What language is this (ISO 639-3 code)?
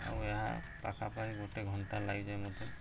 ori